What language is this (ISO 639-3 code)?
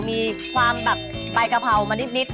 tha